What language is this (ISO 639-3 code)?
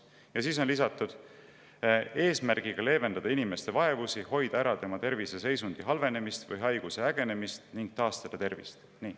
est